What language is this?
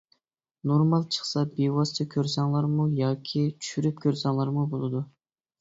Uyghur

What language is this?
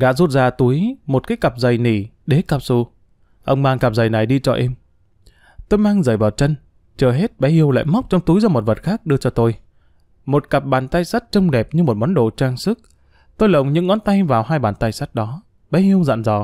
Vietnamese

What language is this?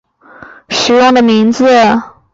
Chinese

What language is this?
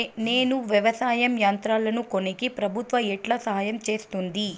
Telugu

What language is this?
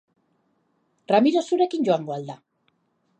Basque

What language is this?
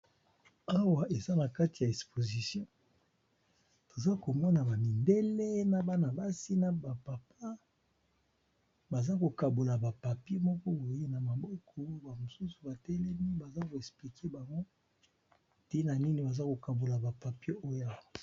Lingala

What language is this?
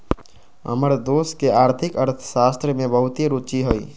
Magahi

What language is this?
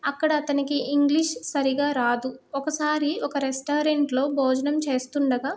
Telugu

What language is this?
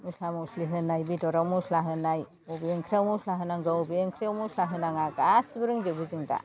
Bodo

